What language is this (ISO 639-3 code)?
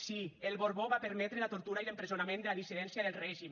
cat